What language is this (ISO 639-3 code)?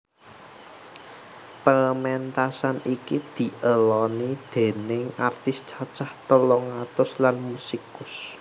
jav